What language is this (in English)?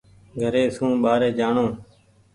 Goaria